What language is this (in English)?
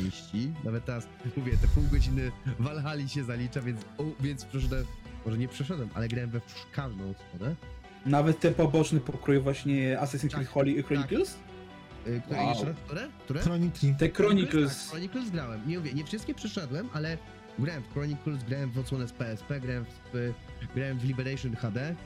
Polish